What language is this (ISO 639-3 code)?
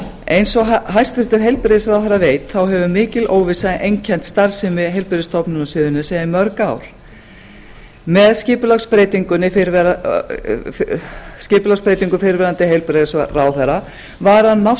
isl